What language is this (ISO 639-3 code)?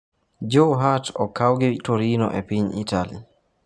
luo